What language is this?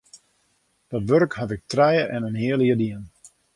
Western Frisian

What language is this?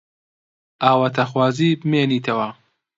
Central Kurdish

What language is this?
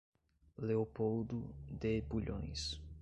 Portuguese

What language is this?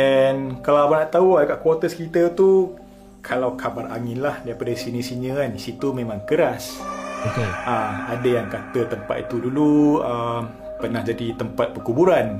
Malay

